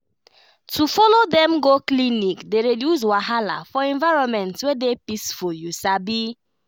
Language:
Nigerian Pidgin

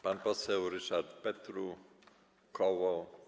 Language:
Polish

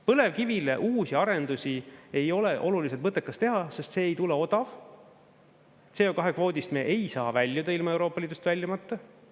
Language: Estonian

